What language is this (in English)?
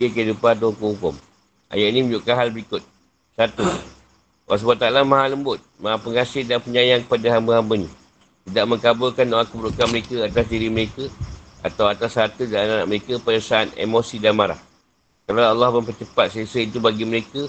Malay